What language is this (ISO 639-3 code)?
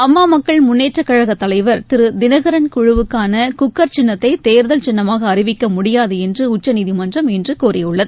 tam